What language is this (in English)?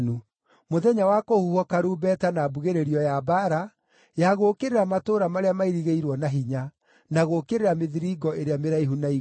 Kikuyu